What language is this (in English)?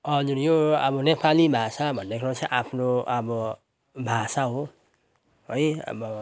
Nepali